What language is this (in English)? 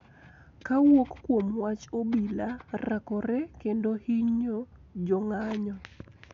Luo (Kenya and Tanzania)